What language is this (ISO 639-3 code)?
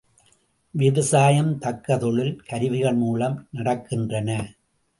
tam